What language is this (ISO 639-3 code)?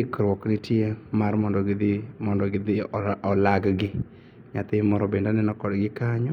luo